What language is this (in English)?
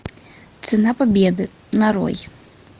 Russian